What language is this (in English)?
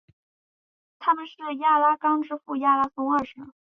Chinese